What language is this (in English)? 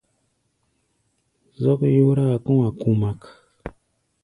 Gbaya